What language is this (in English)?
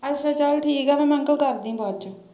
Punjabi